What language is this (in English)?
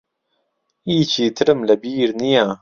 Central Kurdish